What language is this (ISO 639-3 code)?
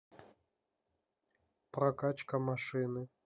rus